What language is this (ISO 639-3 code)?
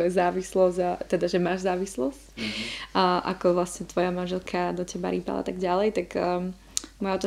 slk